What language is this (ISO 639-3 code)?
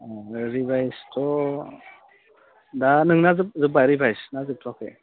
brx